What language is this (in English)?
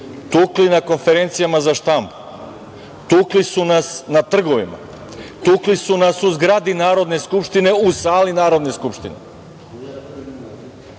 Serbian